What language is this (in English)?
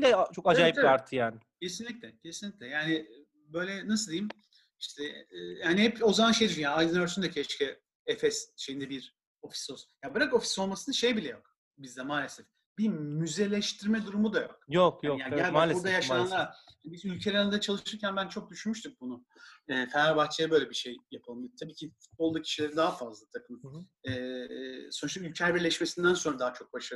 Turkish